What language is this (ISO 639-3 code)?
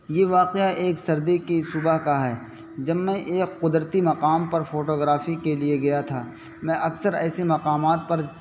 urd